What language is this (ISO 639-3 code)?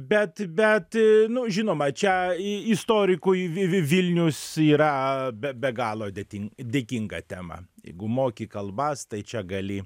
lit